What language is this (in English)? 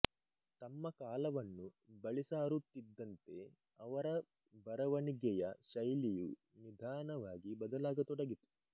Kannada